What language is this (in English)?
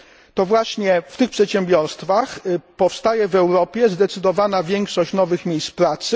Polish